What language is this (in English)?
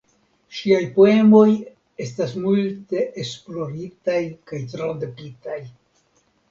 Esperanto